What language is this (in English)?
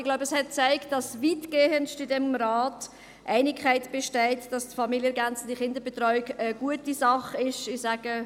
Swiss German